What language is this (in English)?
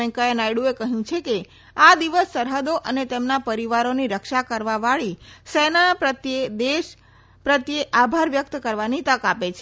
Gujarati